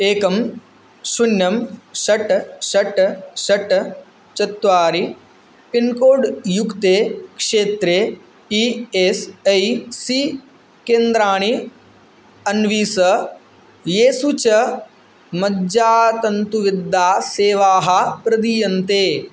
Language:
Sanskrit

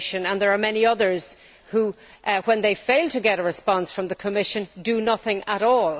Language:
English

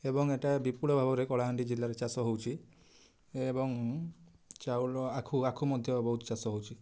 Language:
Odia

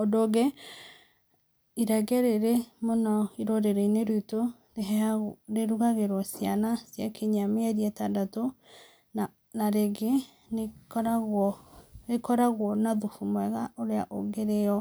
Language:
Kikuyu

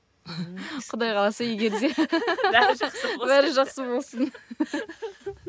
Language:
Kazakh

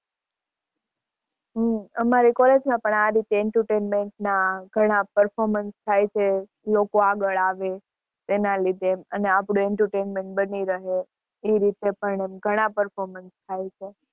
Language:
Gujarati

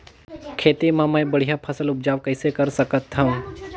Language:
Chhattisgarhi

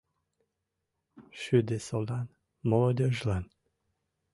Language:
Mari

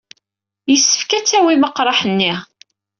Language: Kabyle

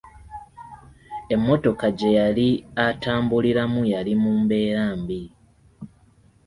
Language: Ganda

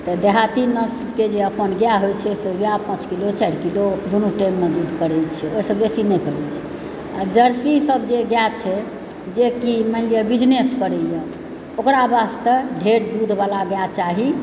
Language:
Maithili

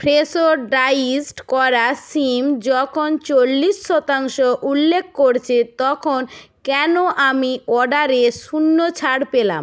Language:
Bangla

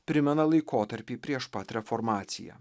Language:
Lithuanian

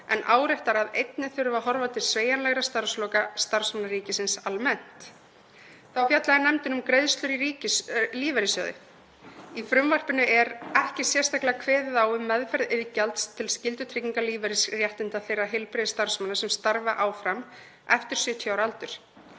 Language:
Icelandic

